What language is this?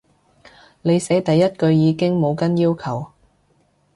Cantonese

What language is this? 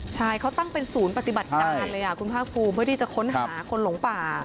Thai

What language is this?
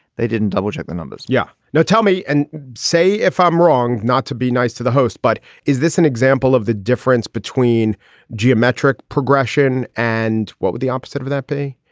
English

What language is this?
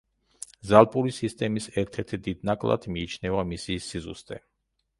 Georgian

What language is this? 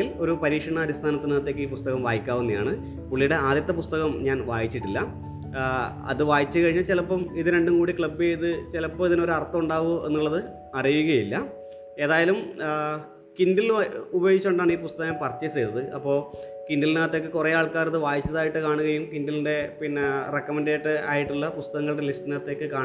Malayalam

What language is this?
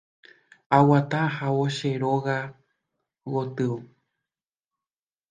Guarani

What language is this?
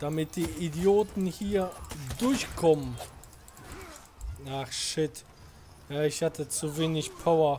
German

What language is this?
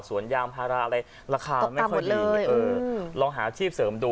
Thai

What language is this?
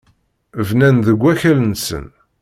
Kabyle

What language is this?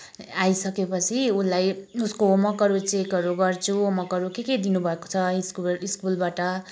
Nepali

